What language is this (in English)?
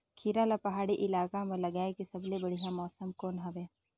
Chhattisgarhi